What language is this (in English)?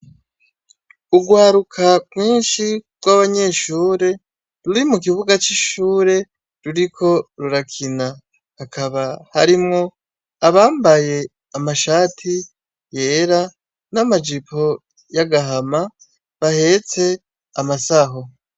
Rundi